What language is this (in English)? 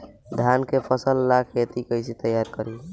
Bhojpuri